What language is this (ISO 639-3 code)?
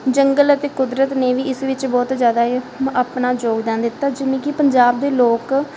pan